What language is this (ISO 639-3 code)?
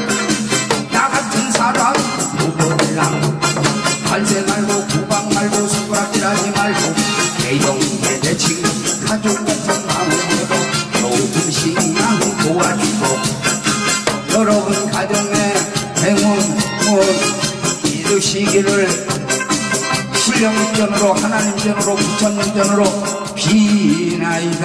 kor